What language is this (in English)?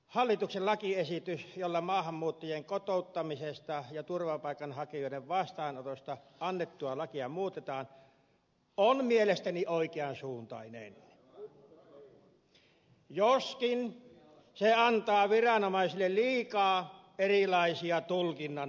Finnish